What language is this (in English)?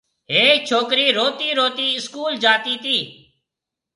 Marwari (Pakistan)